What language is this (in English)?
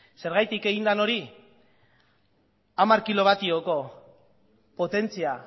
Basque